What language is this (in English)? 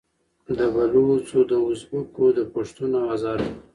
Pashto